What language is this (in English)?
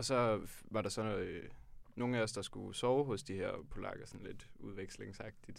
Danish